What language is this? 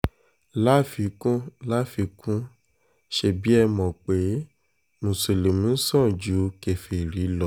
Yoruba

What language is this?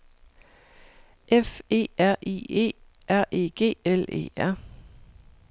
Danish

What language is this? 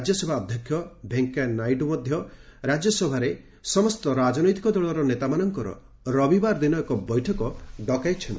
Odia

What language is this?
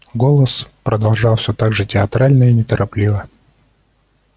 Russian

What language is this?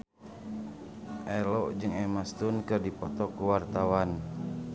Sundanese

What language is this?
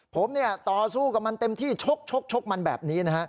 Thai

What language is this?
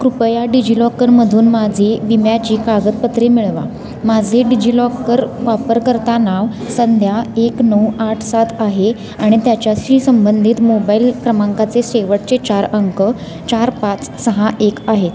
Marathi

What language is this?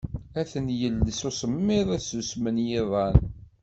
Kabyle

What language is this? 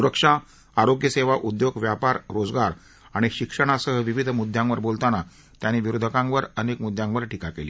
Marathi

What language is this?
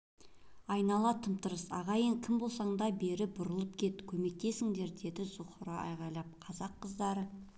Kazakh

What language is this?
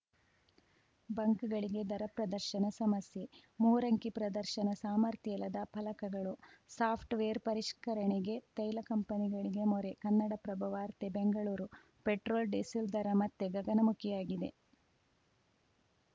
Kannada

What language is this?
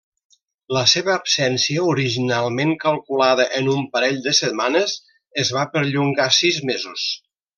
Catalan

